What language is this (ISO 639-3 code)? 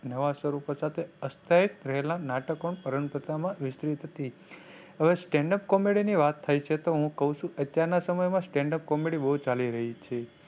guj